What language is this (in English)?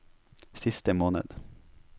Norwegian